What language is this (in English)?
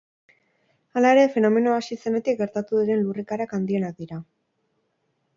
Basque